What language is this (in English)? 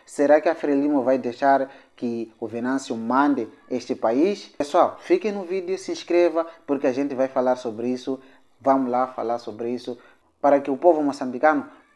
Portuguese